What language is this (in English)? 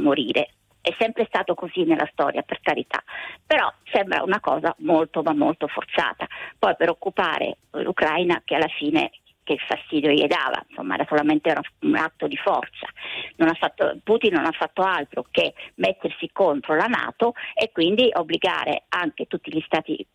Italian